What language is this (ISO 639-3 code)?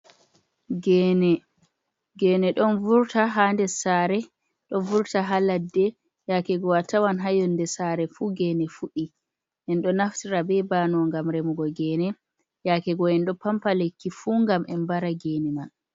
ful